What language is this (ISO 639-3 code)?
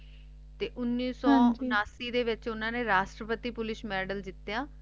pan